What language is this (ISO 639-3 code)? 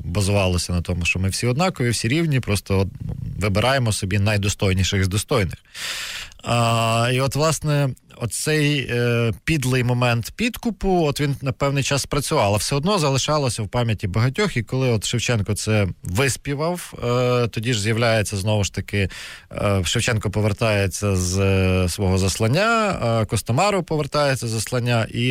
ukr